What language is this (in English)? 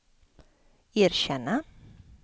Swedish